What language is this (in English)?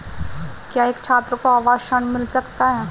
Hindi